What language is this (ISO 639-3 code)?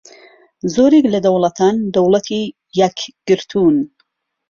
ckb